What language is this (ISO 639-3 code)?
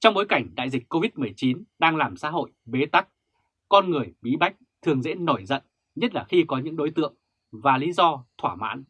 vie